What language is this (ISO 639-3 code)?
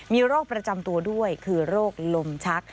tha